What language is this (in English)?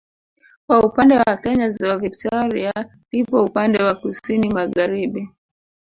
Swahili